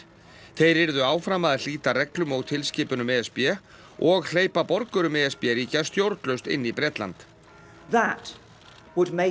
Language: Icelandic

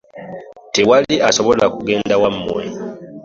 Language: Ganda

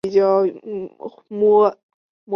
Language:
Chinese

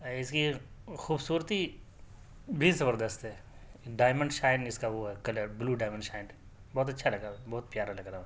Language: Urdu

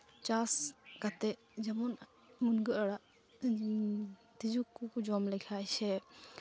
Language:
Santali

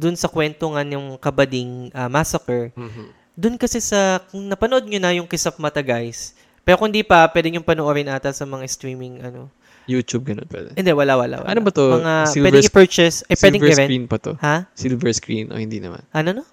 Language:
Filipino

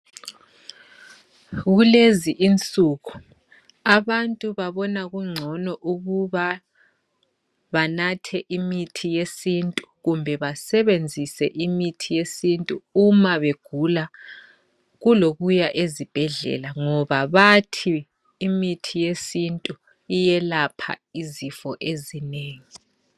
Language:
North Ndebele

